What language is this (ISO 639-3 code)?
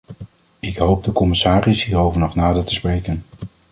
nld